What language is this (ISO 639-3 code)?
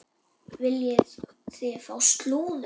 isl